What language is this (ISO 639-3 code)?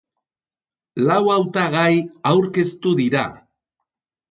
eus